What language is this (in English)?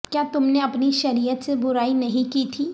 Urdu